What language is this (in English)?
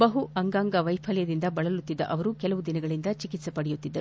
Kannada